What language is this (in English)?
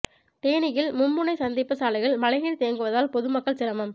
Tamil